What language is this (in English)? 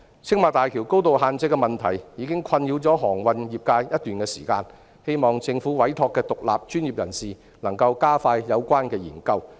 Cantonese